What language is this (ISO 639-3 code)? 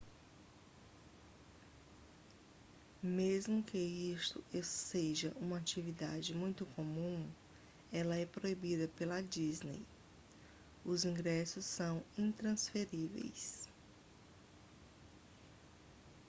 por